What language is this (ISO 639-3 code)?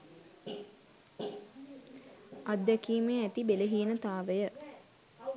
sin